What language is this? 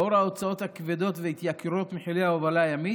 Hebrew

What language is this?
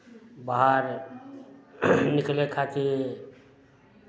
Maithili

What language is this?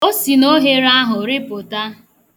Igbo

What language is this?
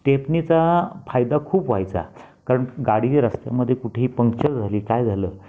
Marathi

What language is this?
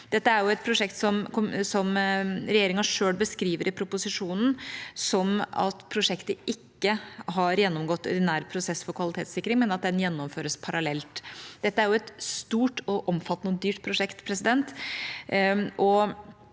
Norwegian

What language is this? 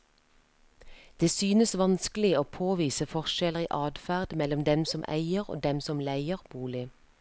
Norwegian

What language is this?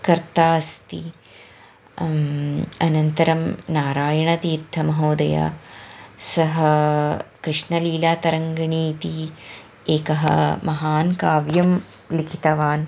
Sanskrit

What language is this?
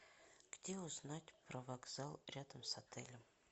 Russian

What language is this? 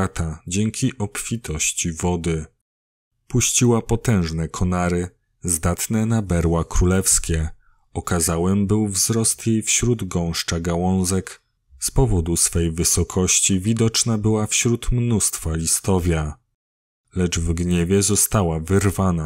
Polish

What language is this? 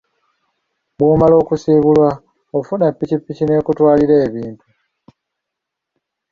Ganda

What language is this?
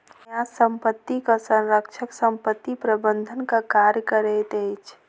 Maithili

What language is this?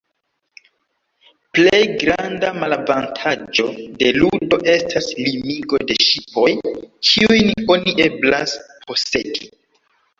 Esperanto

